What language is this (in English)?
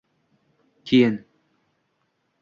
Uzbek